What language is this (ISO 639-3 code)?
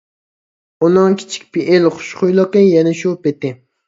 uig